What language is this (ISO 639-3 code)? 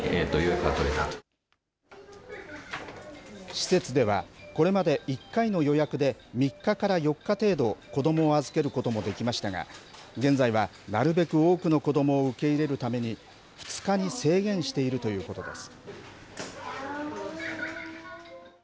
jpn